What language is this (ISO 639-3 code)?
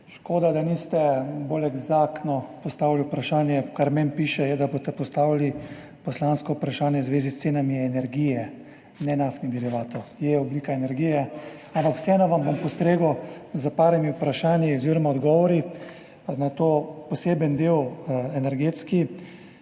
slv